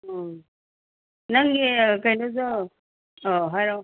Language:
Manipuri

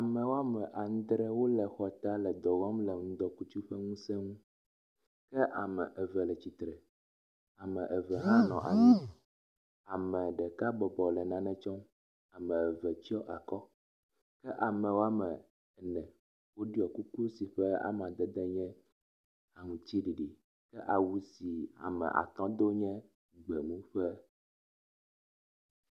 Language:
Ewe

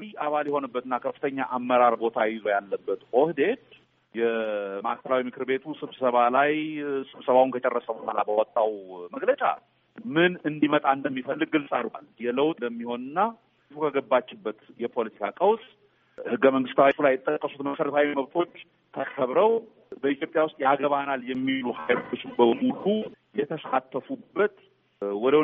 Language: Amharic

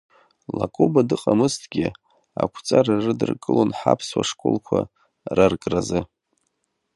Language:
Abkhazian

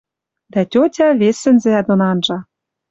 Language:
Western Mari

